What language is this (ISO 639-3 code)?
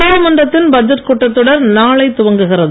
tam